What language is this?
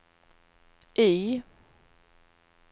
Swedish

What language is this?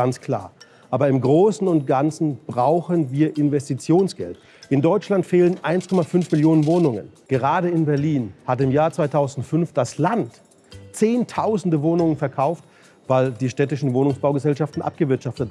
German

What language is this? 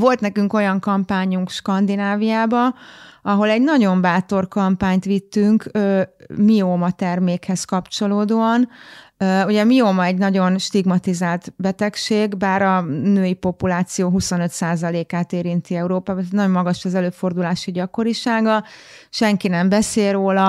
Hungarian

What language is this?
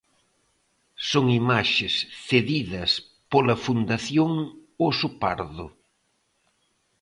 Galician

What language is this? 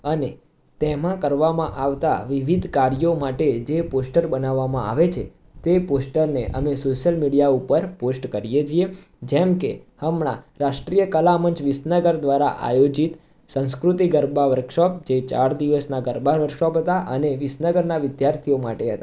Gujarati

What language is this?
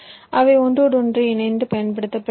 Tamil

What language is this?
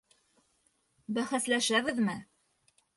Bashkir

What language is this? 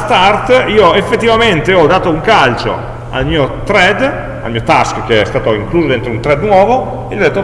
Italian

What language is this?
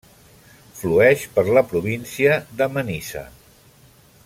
Catalan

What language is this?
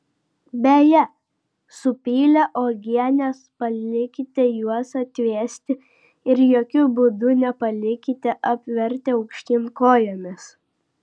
Lithuanian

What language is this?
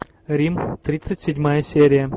Russian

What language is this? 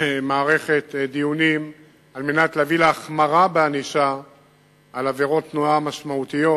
Hebrew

